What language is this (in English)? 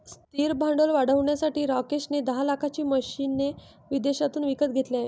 Marathi